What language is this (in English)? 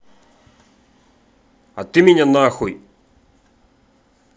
Russian